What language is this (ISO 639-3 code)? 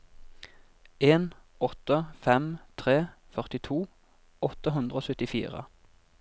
nor